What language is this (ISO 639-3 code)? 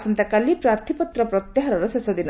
ori